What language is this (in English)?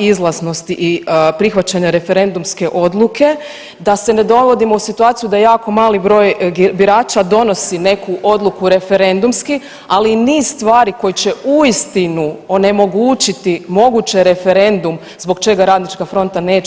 Croatian